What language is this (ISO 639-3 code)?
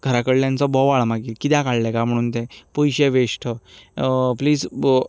kok